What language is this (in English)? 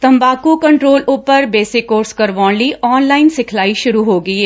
Punjabi